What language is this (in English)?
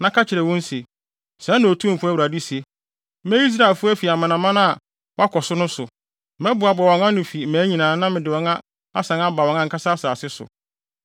Akan